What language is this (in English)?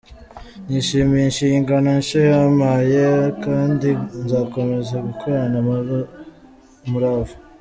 Kinyarwanda